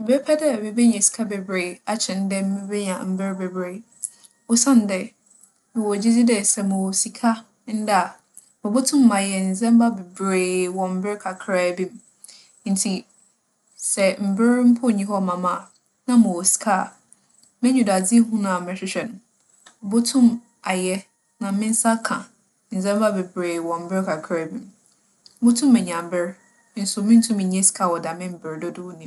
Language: Akan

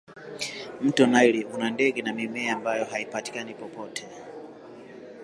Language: Swahili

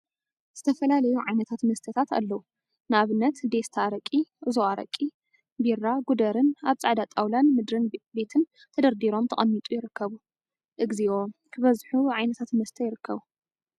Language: Tigrinya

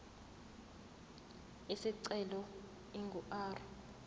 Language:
Zulu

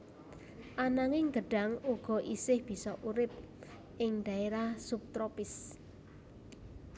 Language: Javanese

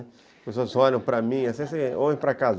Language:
Portuguese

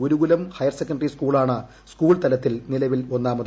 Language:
Malayalam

